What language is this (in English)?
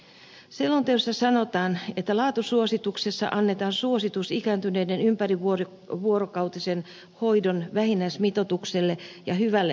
Finnish